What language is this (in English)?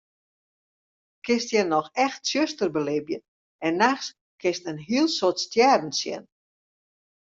Western Frisian